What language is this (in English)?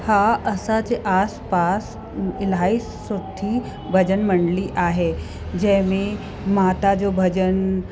Sindhi